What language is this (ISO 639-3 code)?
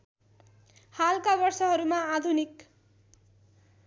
nep